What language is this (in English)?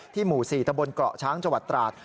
Thai